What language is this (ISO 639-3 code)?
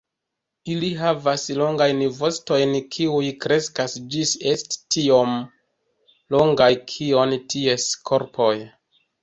epo